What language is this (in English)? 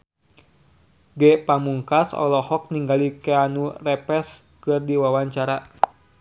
Sundanese